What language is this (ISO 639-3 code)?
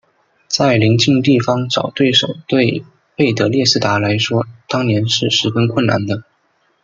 zho